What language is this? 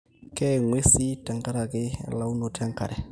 Masai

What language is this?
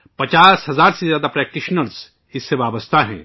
Urdu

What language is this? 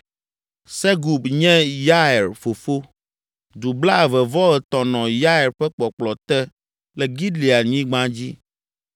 Ewe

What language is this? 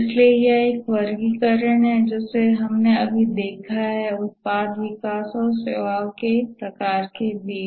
Hindi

